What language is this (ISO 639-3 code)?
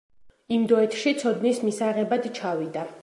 kat